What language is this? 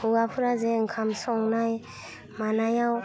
Bodo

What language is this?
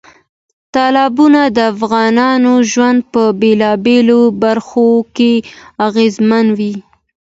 Pashto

